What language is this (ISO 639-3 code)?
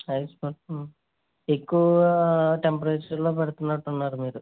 tel